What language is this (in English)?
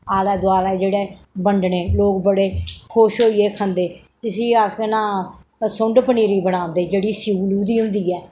Dogri